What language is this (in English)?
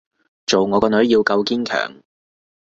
Cantonese